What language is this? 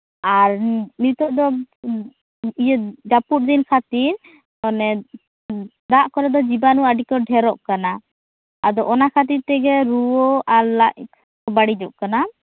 Santali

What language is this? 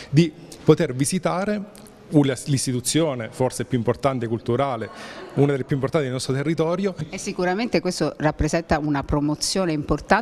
Italian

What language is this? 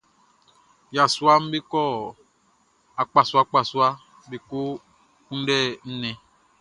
Baoulé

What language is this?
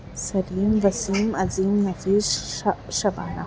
Urdu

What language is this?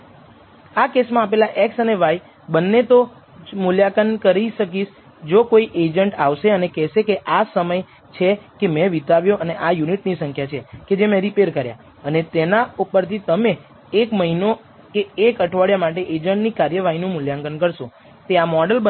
Gujarati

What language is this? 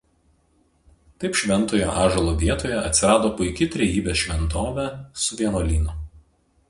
Lithuanian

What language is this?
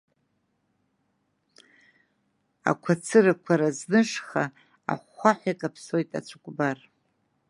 Abkhazian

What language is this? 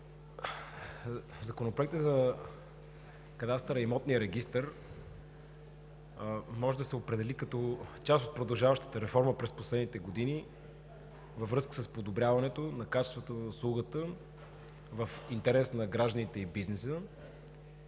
Bulgarian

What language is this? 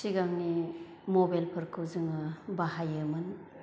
Bodo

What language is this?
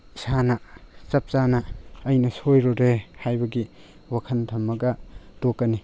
Manipuri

